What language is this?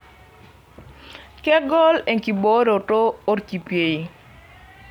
Masai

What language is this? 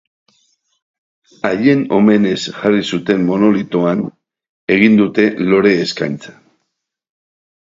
Basque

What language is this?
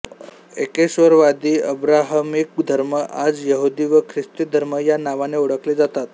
Marathi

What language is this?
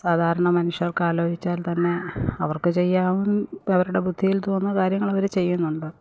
Malayalam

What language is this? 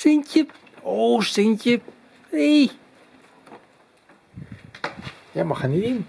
Dutch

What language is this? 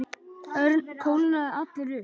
Icelandic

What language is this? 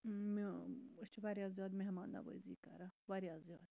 Kashmiri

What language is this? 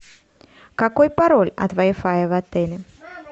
Russian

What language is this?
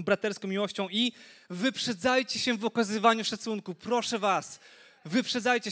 Polish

